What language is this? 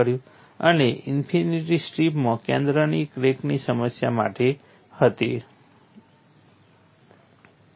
Gujarati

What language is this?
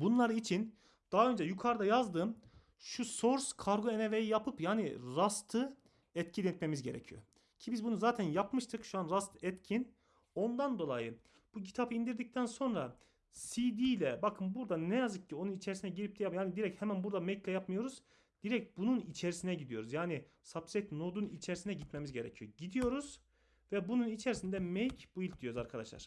Turkish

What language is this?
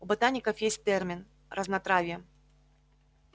Russian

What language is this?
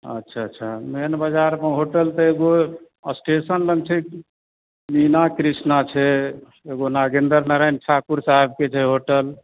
Maithili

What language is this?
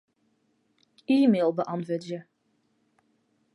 Western Frisian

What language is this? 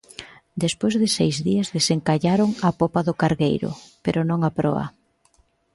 Galician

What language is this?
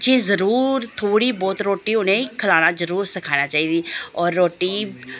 Dogri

